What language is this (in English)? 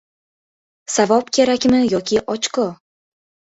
Uzbek